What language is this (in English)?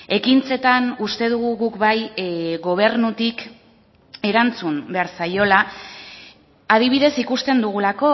Basque